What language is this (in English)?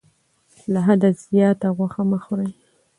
Pashto